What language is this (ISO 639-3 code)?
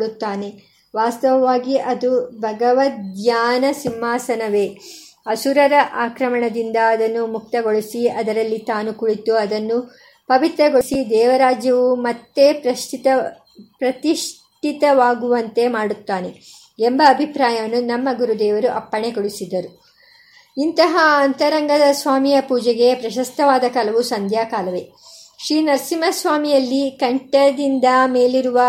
kan